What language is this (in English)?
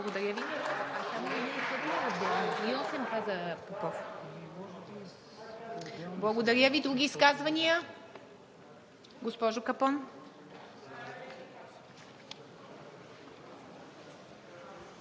Bulgarian